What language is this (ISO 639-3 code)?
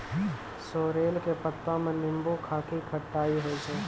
mai